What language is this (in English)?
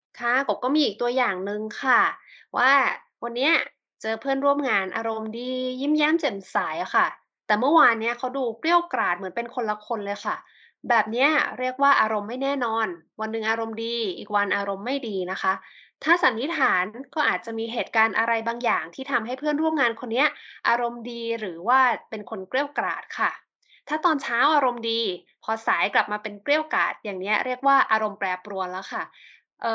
Thai